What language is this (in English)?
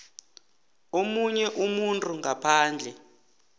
South Ndebele